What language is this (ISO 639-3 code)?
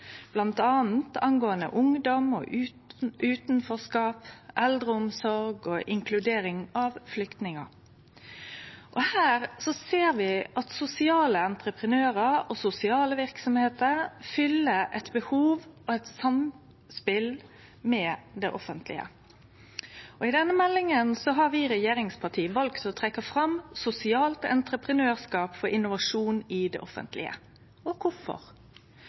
nno